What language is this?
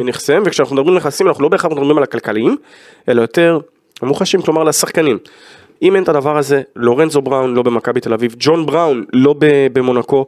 Hebrew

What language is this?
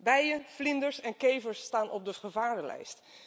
Dutch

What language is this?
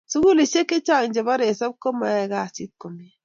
Kalenjin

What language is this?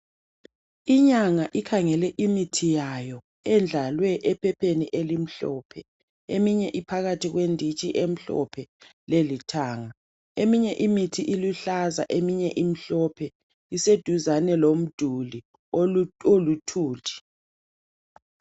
North Ndebele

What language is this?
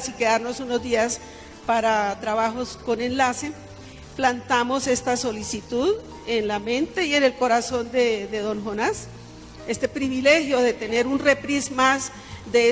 Spanish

